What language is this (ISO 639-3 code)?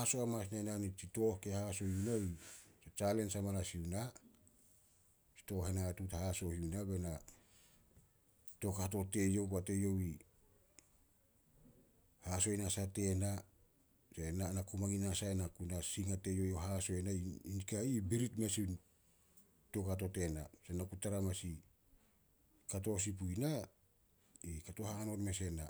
sol